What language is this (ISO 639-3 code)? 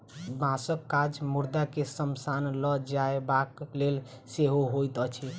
mai